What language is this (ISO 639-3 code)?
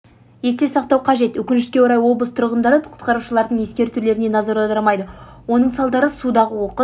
kaz